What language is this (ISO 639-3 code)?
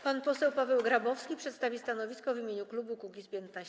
pol